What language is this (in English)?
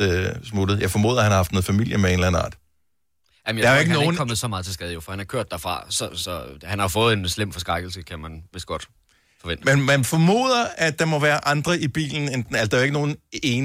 Danish